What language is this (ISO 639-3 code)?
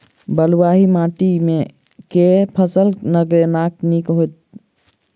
mai